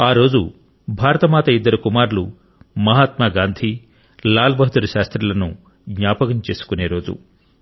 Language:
Telugu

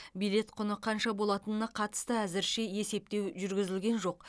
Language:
Kazakh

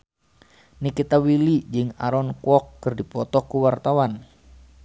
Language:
Sundanese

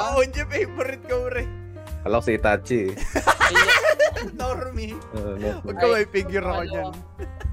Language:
Filipino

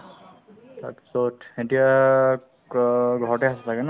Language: Assamese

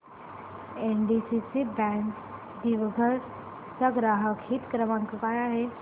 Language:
Marathi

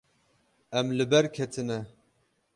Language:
Kurdish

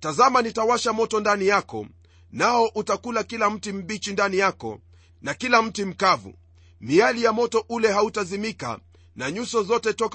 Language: Swahili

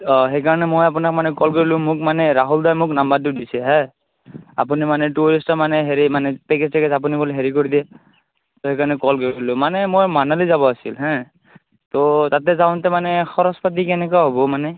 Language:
Assamese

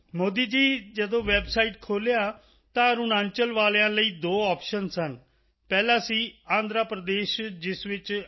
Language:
Punjabi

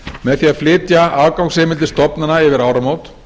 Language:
Icelandic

